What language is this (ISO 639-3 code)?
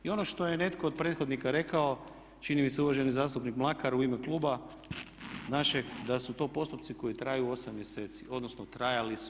hrv